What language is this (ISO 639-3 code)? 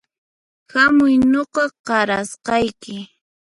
qxp